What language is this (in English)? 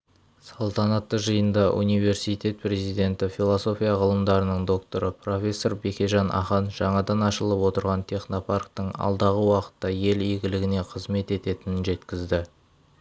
Kazakh